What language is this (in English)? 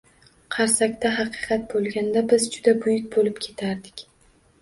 Uzbek